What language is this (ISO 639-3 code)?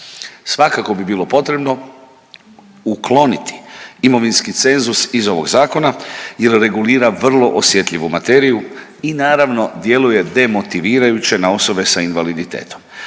hrv